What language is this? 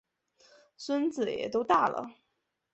Chinese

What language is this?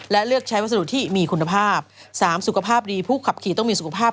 Thai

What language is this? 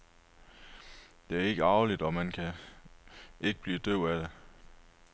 Danish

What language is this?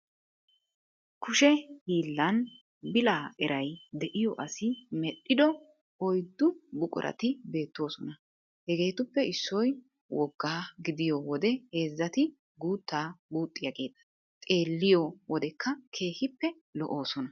Wolaytta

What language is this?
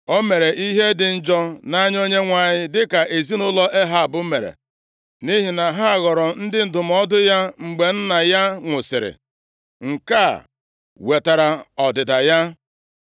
Igbo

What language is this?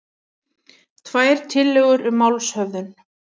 Icelandic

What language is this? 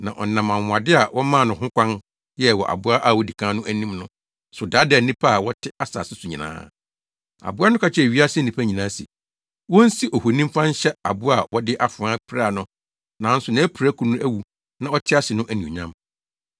Akan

